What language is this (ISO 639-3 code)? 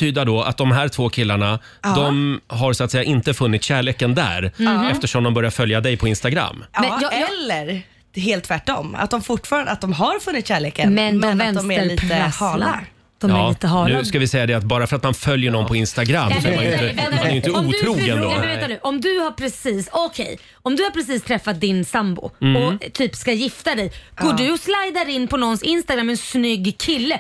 swe